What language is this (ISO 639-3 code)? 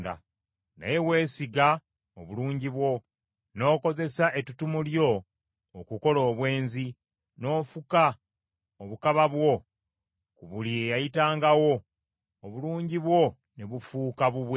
lug